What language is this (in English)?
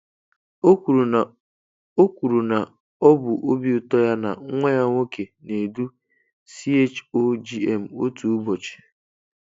Igbo